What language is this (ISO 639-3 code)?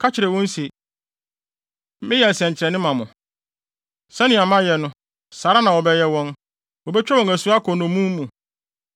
aka